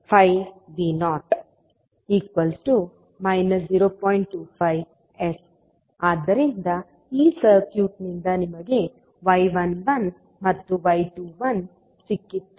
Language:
Kannada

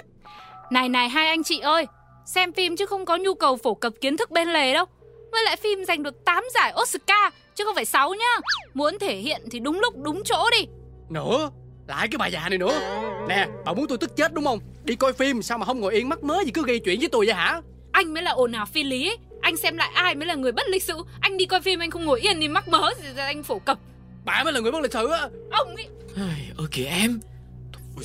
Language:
Vietnamese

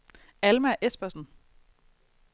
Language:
Danish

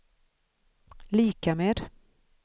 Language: Swedish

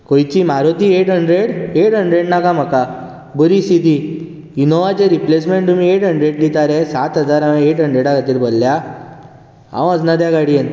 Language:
Konkani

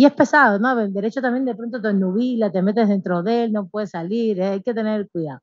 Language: Spanish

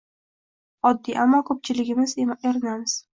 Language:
Uzbek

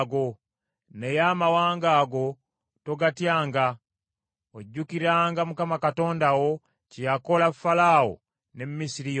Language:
Ganda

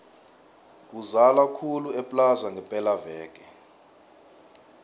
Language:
South Ndebele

